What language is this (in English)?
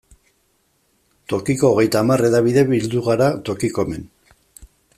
Basque